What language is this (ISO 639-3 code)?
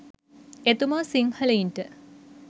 sin